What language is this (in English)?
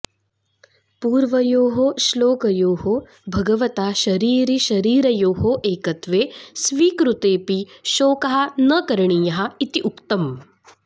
Sanskrit